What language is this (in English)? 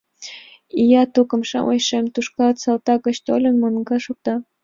Mari